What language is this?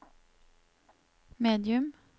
Norwegian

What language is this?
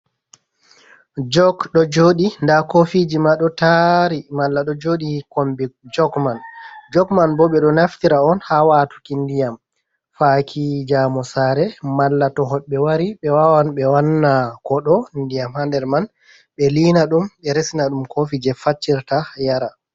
Fula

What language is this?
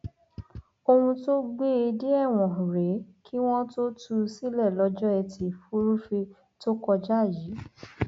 Yoruba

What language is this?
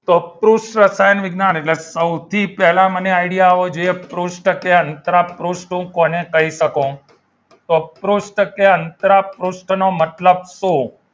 Gujarati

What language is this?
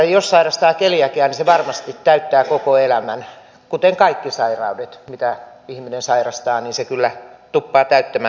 Finnish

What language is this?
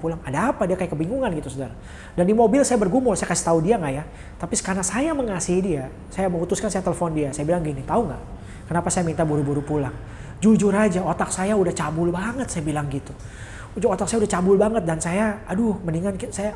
Indonesian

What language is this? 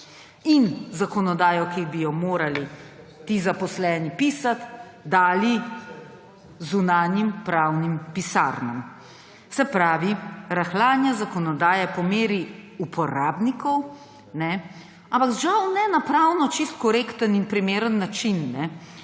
Slovenian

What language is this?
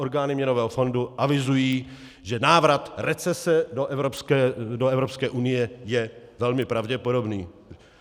Czech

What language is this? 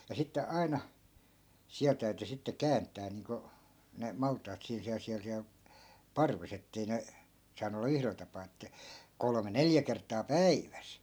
Finnish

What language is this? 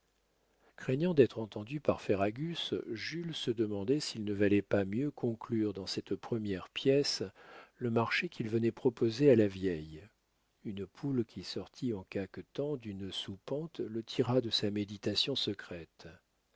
French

